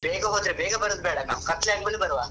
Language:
Kannada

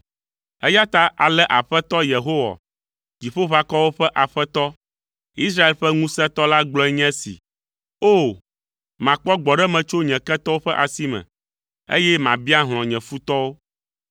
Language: Ewe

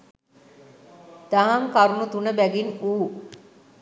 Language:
Sinhala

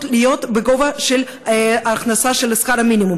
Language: Hebrew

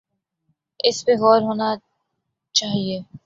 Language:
Urdu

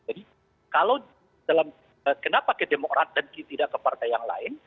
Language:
Indonesian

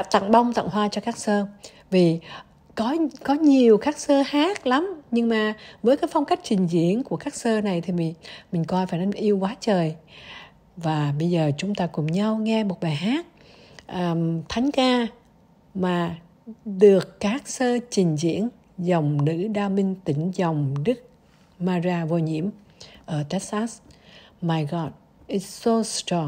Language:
Vietnamese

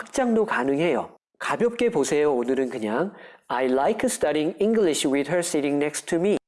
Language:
Korean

